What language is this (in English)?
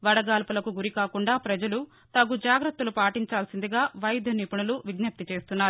Telugu